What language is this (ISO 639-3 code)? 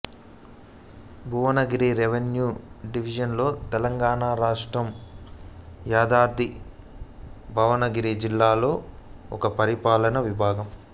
tel